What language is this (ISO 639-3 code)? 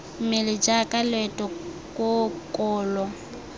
tsn